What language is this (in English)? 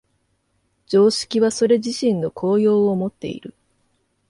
Japanese